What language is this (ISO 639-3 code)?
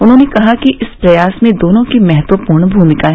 hin